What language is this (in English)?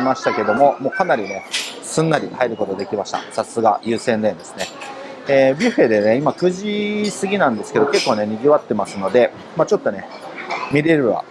Japanese